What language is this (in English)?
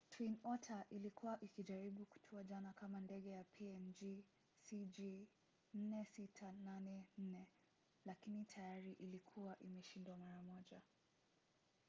Swahili